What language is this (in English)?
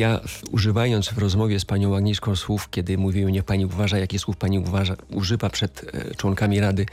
Polish